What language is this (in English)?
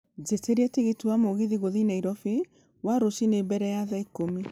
Kikuyu